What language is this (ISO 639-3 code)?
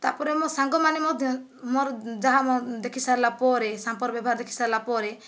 ori